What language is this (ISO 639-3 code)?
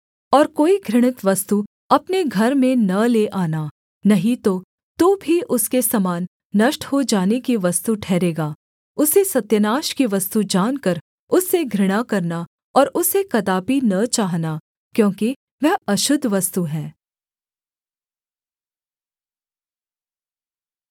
hin